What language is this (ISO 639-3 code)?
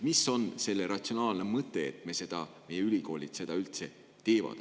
est